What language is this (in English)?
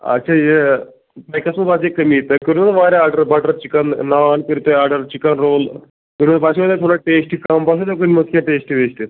Kashmiri